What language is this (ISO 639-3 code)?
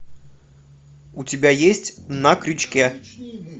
rus